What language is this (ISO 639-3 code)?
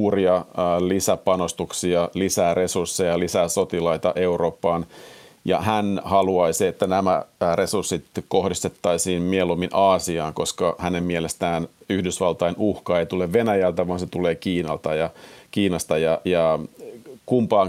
fin